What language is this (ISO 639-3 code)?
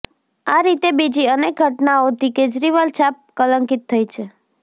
guj